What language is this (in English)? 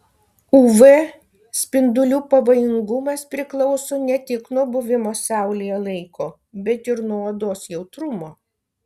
Lithuanian